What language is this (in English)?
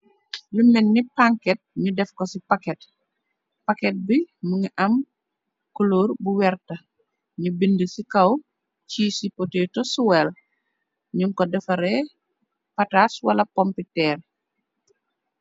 Wolof